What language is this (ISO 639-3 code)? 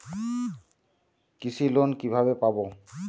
ben